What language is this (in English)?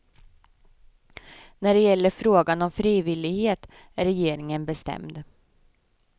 Swedish